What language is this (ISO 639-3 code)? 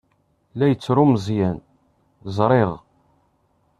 kab